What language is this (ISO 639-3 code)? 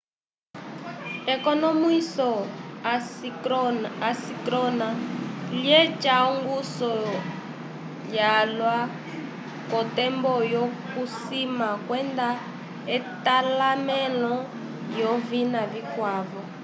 umb